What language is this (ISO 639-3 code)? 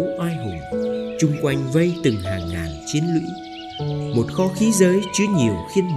vie